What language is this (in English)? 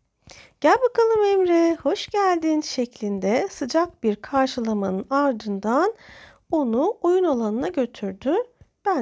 Turkish